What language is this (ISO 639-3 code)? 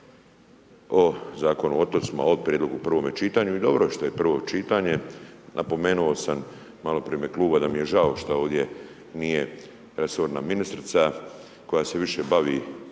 hrv